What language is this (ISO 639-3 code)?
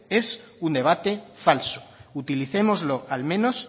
spa